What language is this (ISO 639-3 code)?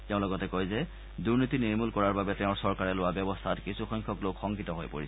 asm